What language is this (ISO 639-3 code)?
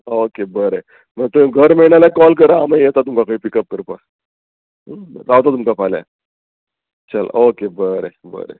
kok